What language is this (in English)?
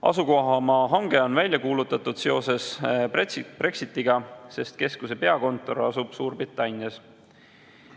Estonian